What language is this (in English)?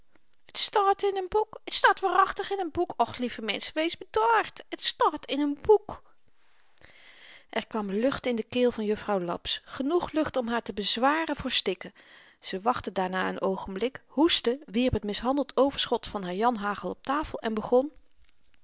Dutch